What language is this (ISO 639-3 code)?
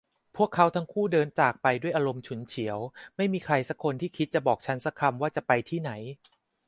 tha